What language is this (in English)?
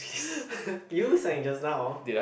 English